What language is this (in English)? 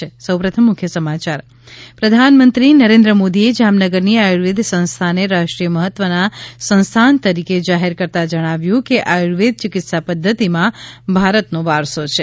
Gujarati